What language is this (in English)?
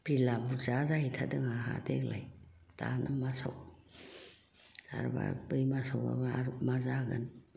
Bodo